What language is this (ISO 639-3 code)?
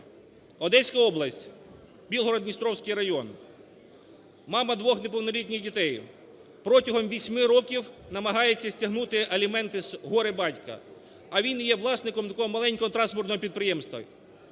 ukr